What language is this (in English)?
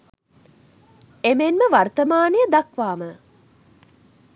Sinhala